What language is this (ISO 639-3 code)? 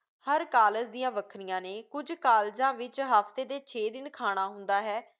pan